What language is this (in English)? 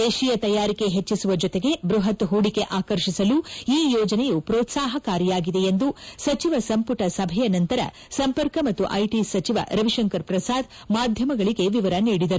Kannada